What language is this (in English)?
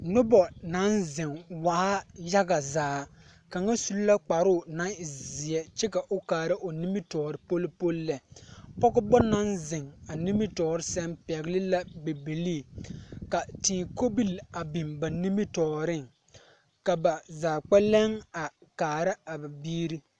Southern Dagaare